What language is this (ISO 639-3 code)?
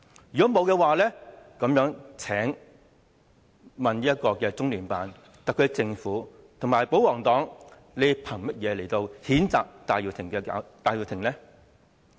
yue